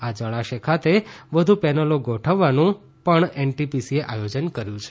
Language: Gujarati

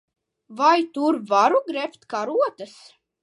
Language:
Latvian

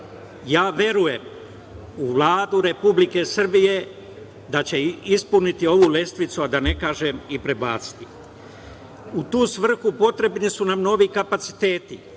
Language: Serbian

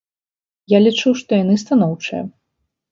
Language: Belarusian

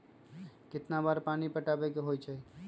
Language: Magahi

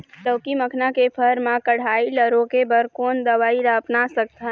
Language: Chhattisgarhi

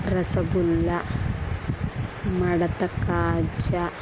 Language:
Telugu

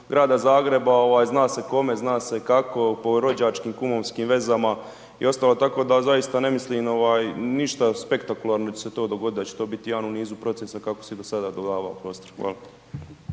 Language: Croatian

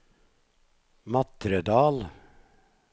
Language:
Norwegian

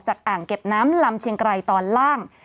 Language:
Thai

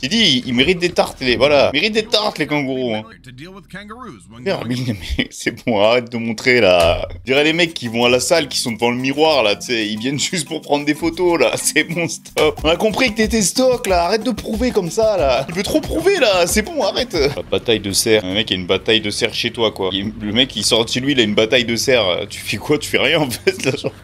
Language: French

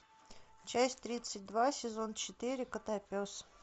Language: Russian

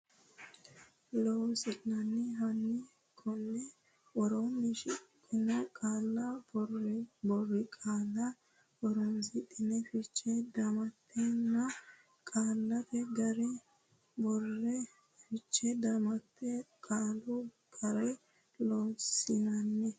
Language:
Sidamo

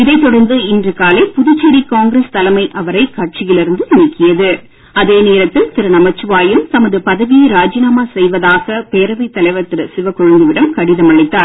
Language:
Tamil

